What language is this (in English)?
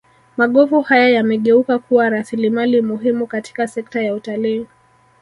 Swahili